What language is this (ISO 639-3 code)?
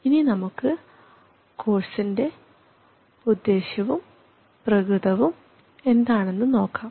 mal